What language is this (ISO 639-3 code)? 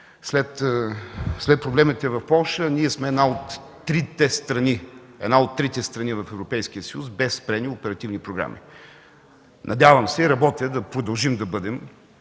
bul